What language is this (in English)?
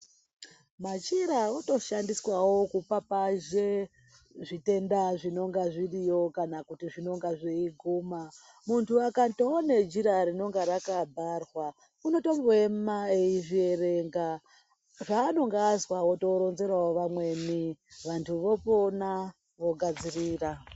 Ndau